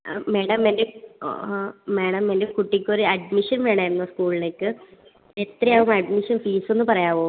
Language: Malayalam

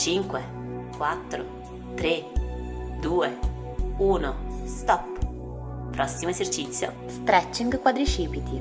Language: Italian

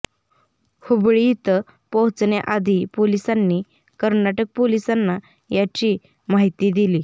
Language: Marathi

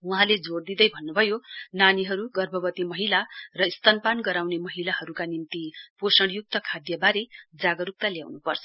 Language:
Nepali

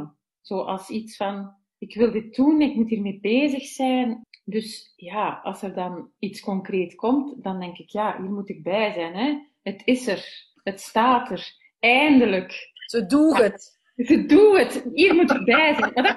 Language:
Dutch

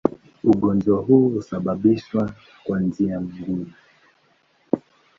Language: Swahili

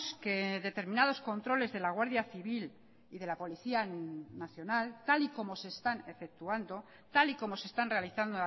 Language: Spanish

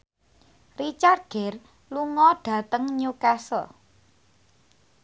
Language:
Javanese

